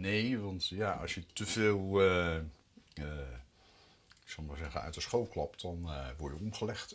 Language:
Dutch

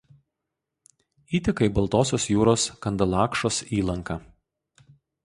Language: Lithuanian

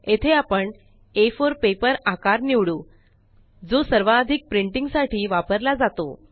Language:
Marathi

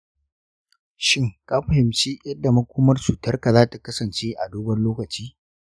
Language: Hausa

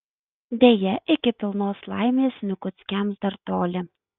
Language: Lithuanian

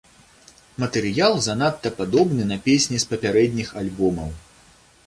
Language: Belarusian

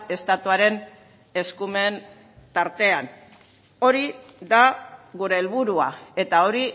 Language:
Basque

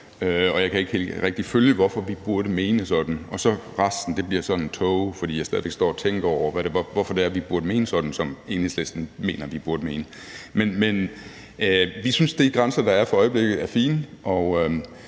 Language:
Danish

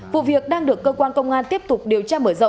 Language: Vietnamese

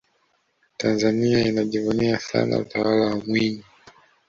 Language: Swahili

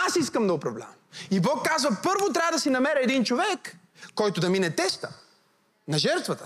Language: Bulgarian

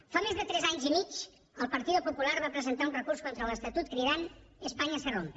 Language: Catalan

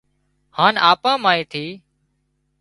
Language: Wadiyara Koli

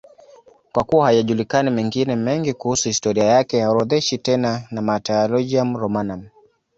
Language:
Swahili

